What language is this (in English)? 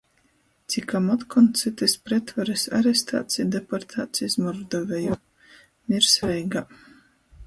Latgalian